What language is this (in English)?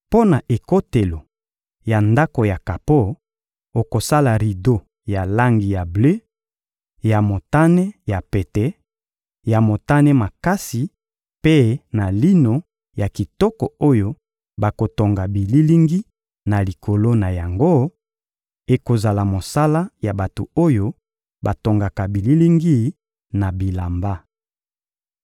Lingala